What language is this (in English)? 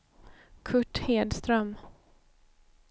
Swedish